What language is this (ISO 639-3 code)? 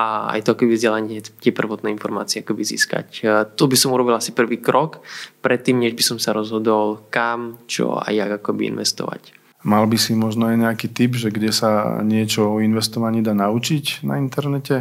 slk